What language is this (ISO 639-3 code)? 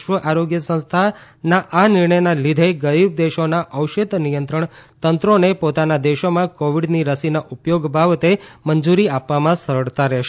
guj